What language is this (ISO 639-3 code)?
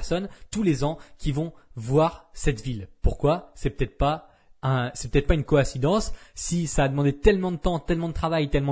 fra